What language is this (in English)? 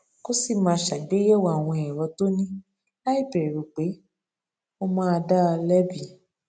Yoruba